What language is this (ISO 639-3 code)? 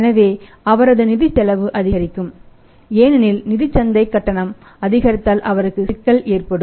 tam